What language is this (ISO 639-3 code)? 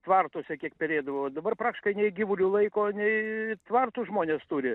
lit